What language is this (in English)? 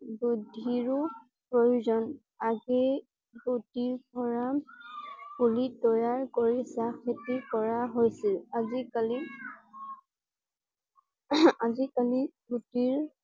Assamese